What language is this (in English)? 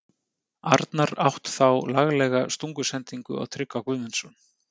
Icelandic